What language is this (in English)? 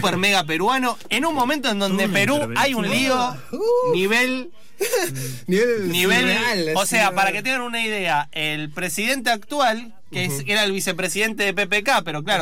Spanish